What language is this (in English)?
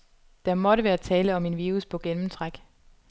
Danish